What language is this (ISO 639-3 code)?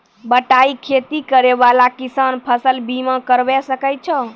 mai